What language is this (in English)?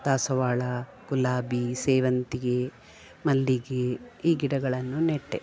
Kannada